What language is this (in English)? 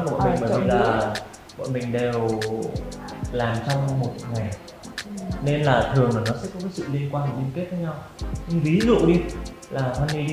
Vietnamese